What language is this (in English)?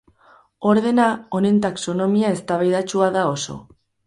Basque